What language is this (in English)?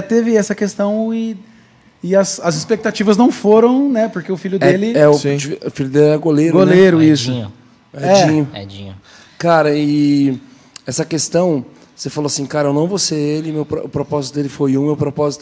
Portuguese